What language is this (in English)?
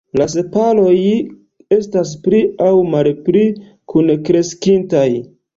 Esperanto